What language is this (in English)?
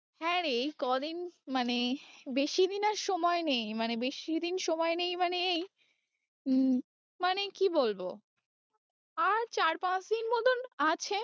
Bangla